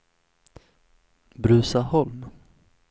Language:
Swedish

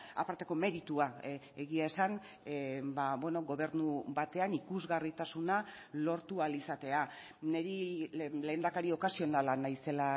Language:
Basque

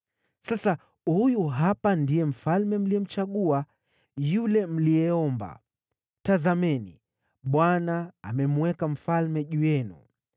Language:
Swahili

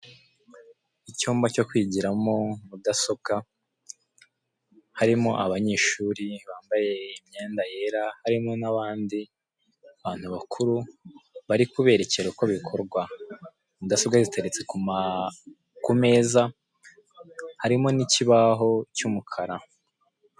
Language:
Kinyarwanda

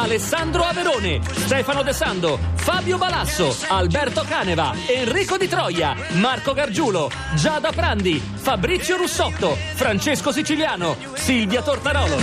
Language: Italian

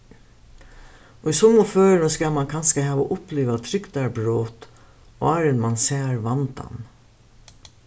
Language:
Faroese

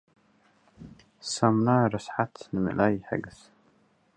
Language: Tigrinya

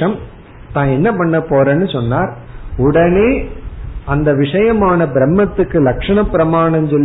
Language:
Tamil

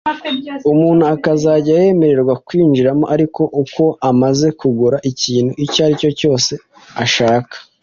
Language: Kinyarwanda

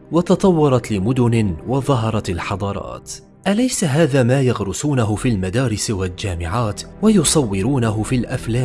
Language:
Arabic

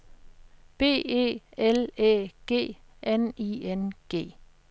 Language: Danish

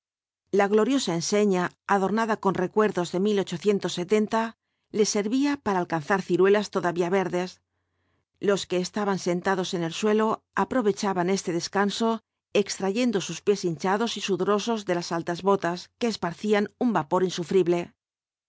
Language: Spanish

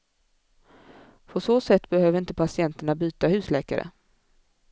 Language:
Swedish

